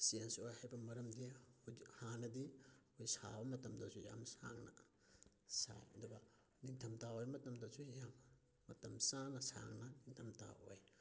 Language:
Manipuri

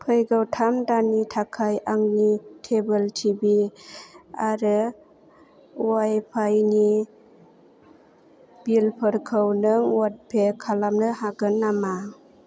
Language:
Bodo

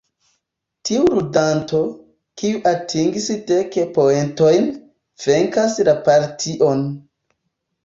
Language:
Esperanto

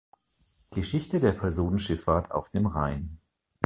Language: German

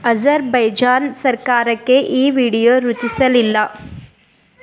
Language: Kannada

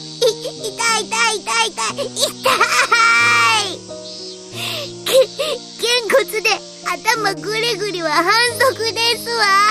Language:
Japanese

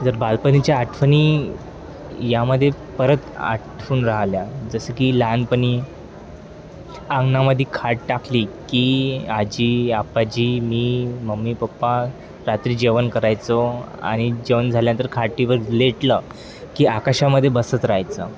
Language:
Marathi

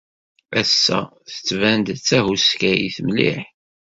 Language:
Kabyle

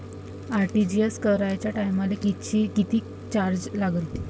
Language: Marathi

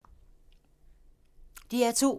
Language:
Danish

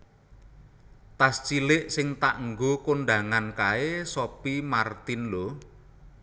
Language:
Javanese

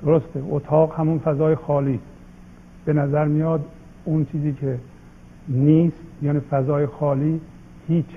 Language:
Persian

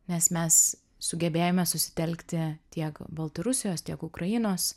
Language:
Lithuanian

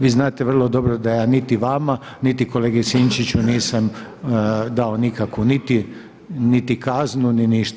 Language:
Croatian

